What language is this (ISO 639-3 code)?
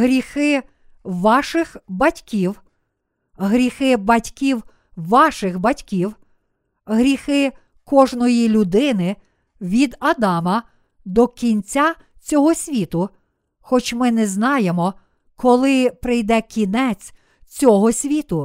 ukr